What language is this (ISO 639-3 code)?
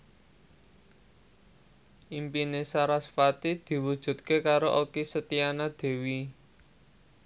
jav